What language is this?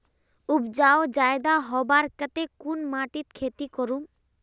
Magahi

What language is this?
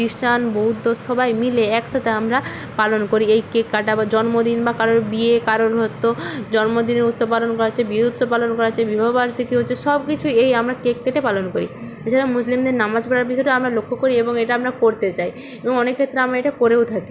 Bangla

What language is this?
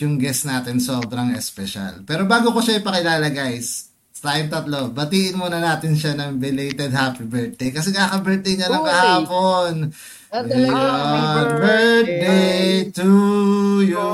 Filipino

